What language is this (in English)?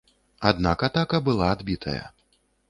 Belarusian